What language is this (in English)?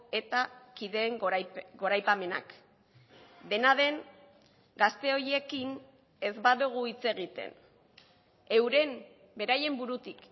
Basque